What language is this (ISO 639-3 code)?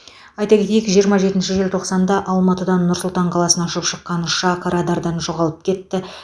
kaz